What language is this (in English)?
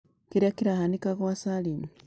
Kikuyu